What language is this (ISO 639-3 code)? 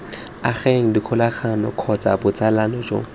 tsn